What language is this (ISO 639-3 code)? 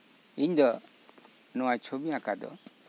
sat